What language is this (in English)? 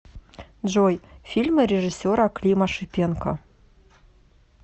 Russian